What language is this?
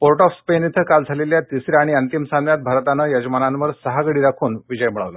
Marathi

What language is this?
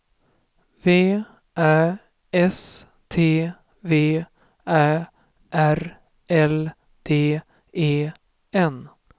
Swedish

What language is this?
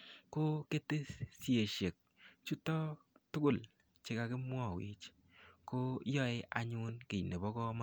Kalenjin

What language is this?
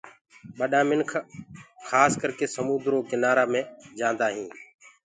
Gurgula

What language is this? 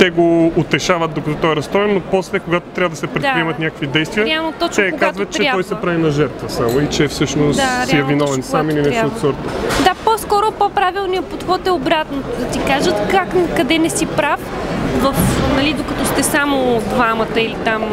Bulgarian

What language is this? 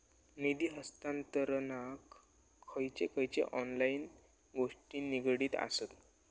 Marathi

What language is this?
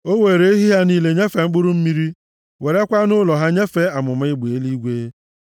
Igbo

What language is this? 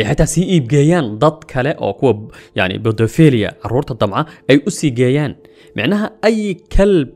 Arabic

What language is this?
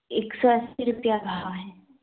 Urdu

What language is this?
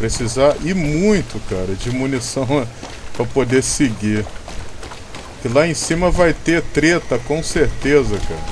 Portuguese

